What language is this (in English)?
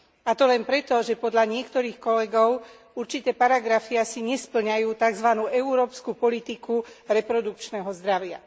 Slovak